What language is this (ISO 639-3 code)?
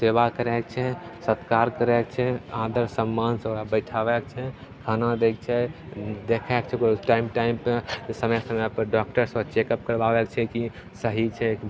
mai